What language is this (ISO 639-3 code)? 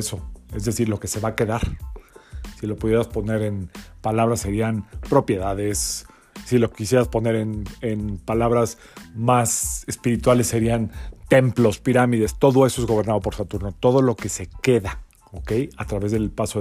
spa